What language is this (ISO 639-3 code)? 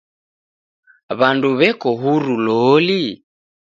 dav